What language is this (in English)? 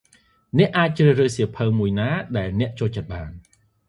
Khmer